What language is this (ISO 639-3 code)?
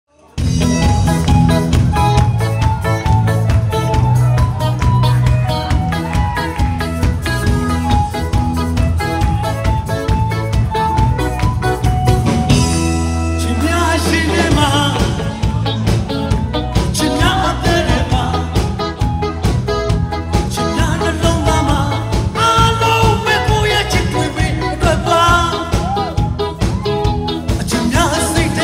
ara